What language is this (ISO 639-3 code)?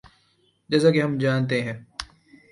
urd